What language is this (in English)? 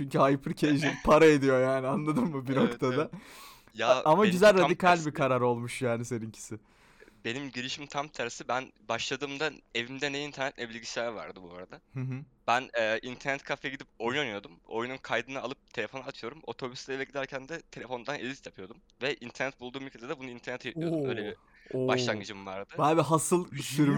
Turkish